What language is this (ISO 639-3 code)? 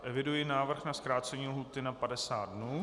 ces